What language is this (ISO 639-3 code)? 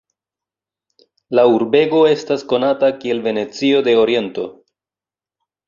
epo